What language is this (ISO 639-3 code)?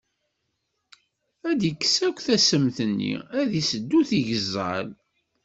kab